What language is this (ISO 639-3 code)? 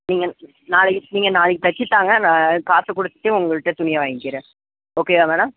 tam